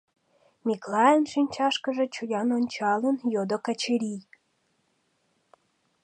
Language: Mari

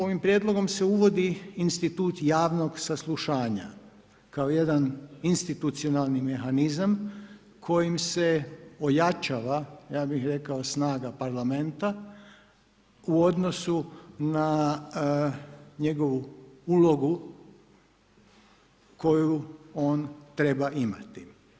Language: Croatian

